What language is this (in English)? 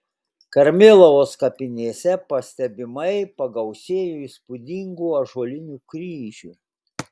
Lithuanian